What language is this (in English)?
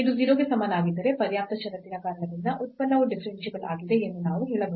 Kannada